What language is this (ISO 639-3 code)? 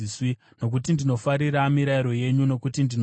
sna